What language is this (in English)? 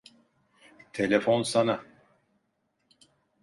Turkish